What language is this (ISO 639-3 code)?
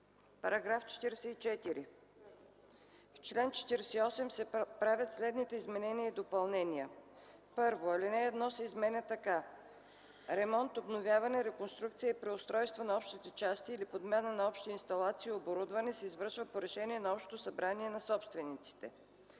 bul